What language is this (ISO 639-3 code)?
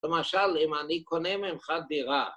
heb